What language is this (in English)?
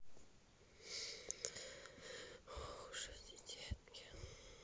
Russian